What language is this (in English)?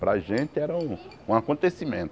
Portuguese